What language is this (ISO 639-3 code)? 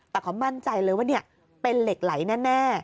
tha